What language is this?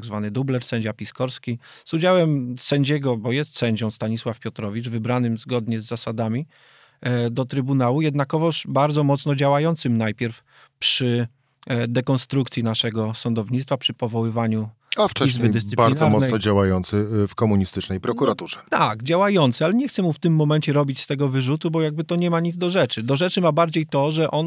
Polish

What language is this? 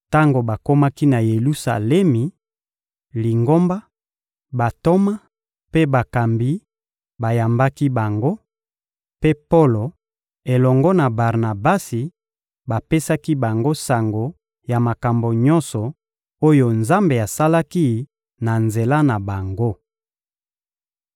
Lingala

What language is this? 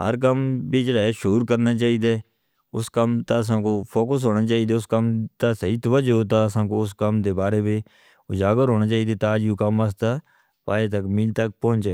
Northern Hindko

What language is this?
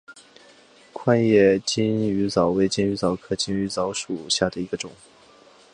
Chinese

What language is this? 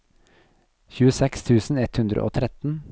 Norwegian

